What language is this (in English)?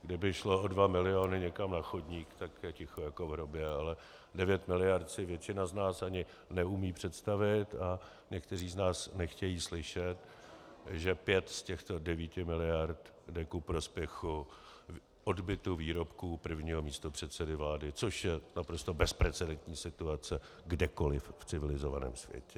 Czech